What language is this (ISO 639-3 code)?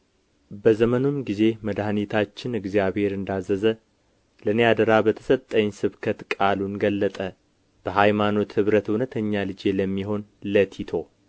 amh